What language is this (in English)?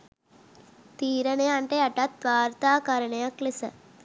Sinhala